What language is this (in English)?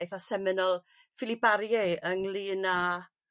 Welsh